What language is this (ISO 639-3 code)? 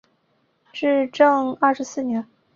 zho